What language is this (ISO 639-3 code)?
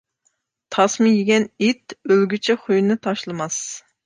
uig